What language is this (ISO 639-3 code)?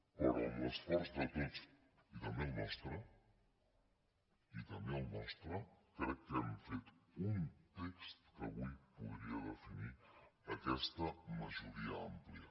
cat